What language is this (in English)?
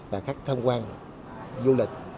Vietnamese